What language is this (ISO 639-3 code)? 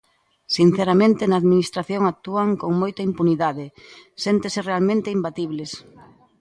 glg